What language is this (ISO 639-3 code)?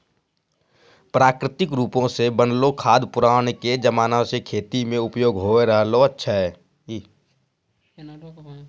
mai